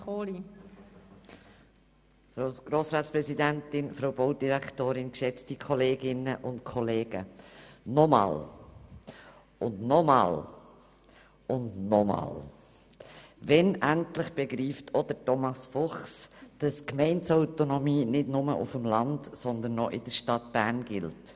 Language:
Swiss German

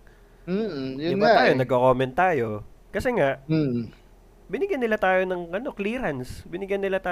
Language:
Filipino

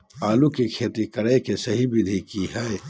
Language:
Magahi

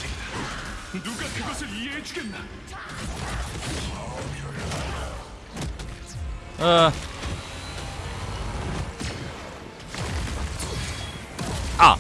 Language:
Korean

